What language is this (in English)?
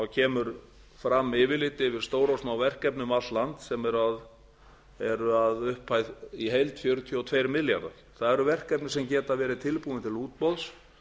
Icelandic